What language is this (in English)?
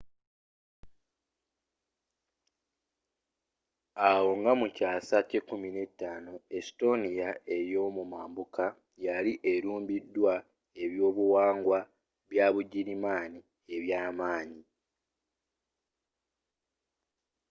Ganda